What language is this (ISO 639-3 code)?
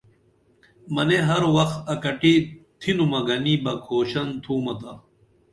dml